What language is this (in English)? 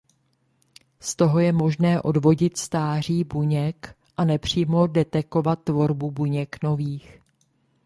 Czech